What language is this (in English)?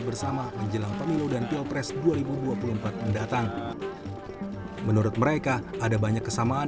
Indonesian